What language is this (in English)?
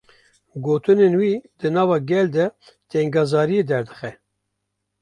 Kurdish